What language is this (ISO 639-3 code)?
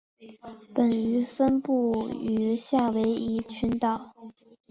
zho